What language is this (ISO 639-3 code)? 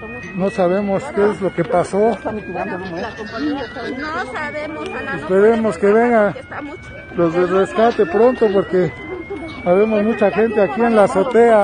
spa